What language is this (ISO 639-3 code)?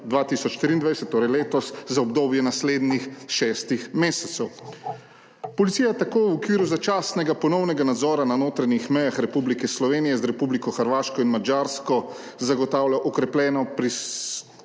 slv